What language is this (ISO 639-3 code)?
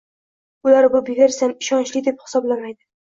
uzb